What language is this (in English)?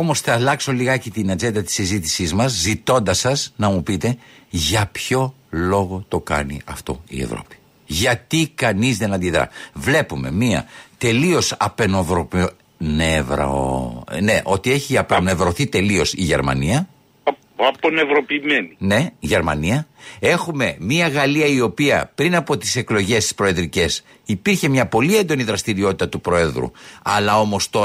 Greek